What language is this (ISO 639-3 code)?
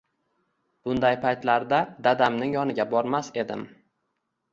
uzb